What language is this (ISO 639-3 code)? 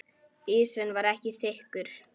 isl